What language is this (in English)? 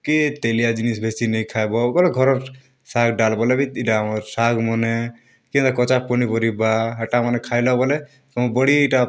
Odia